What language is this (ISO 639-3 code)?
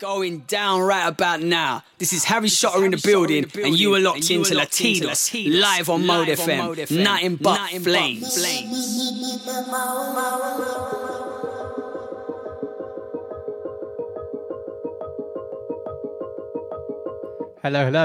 eng